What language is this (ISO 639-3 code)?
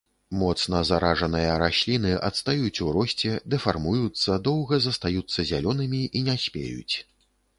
bel